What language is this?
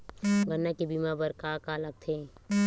Chhattisgarhi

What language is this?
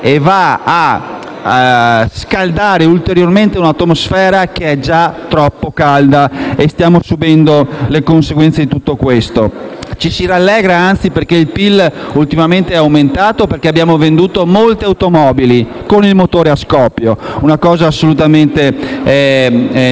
Italian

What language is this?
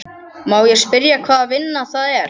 Icelandic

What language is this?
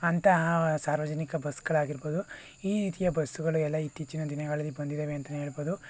Kannada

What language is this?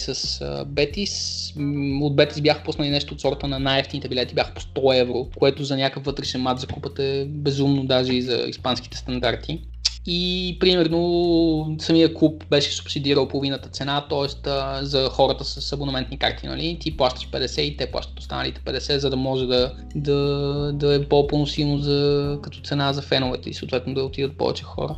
Bulgarian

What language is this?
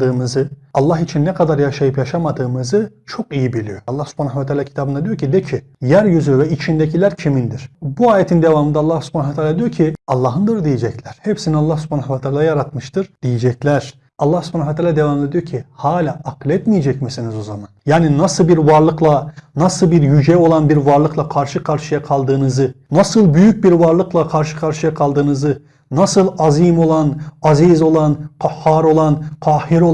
Turkish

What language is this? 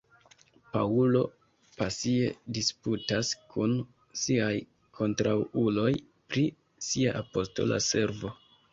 Esperanto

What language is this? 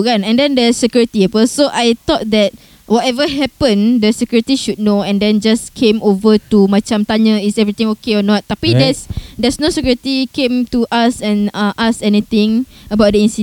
Malay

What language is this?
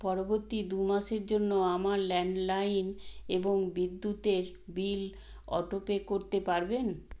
Bangla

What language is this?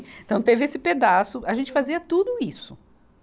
Portuguese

